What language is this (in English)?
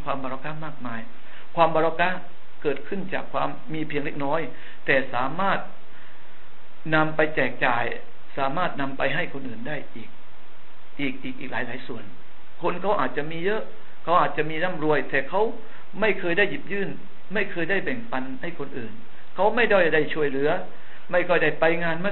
Thai